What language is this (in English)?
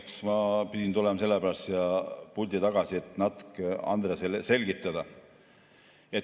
Estonian